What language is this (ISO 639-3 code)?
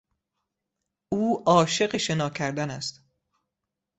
fas